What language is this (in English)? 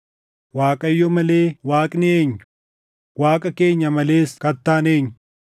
Oromo